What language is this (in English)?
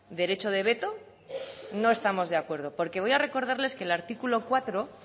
Spanish